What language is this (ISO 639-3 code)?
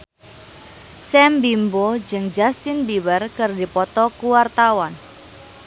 sun